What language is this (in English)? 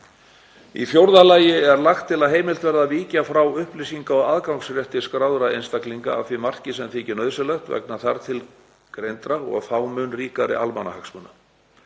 Icelandic